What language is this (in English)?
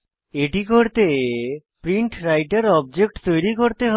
Bangla